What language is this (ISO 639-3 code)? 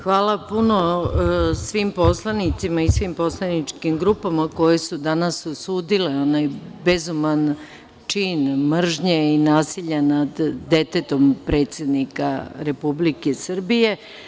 srp